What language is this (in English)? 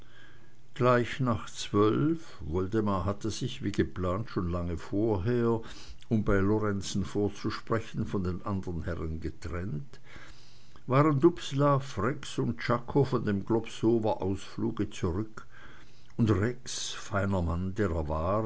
German